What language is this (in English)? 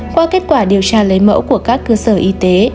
Vietnamese